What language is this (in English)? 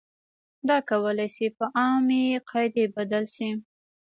Pashto